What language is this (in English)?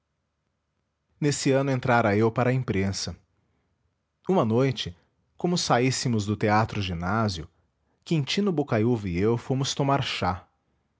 Portuguese